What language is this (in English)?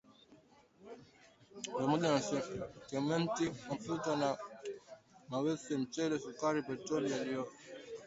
Swahili